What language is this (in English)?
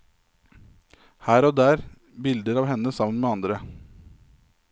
Norwegian